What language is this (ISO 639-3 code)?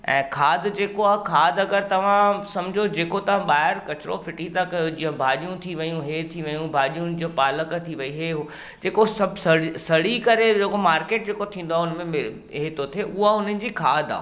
snd